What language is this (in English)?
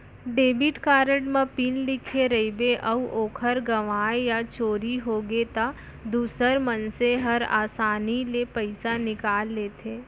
Chhattisgarhi